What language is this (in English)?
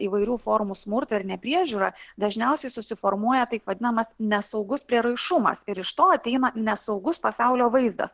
Lithuanian